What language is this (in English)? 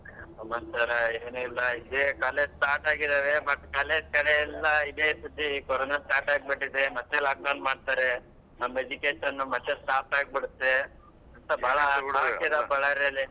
Kannada